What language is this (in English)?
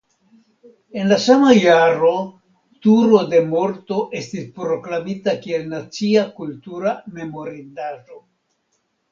Esperanto